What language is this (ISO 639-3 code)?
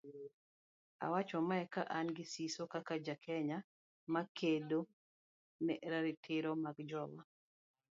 luo